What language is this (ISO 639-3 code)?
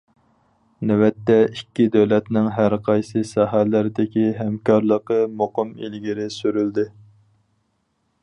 uig